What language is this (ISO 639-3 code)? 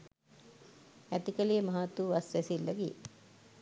sin